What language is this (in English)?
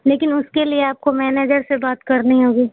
Urdu